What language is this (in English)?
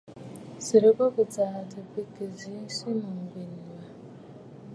Bafut